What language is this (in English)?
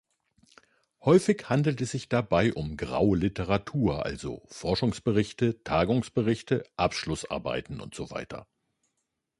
German